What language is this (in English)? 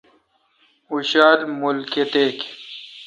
Kalkoti